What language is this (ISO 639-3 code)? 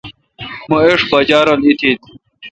xka